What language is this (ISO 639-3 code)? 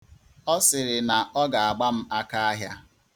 ibo